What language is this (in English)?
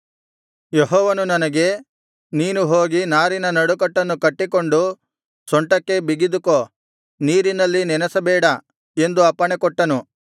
Kannada